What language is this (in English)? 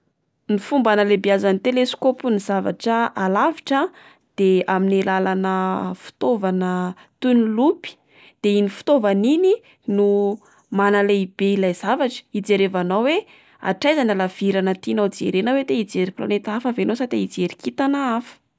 Malagasy